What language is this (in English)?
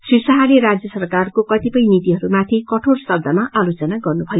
Nepali